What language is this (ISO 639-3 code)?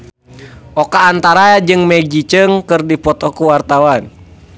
sun